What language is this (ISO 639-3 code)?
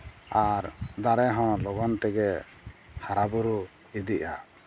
sat